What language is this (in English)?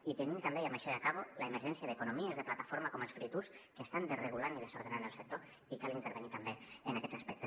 Catalan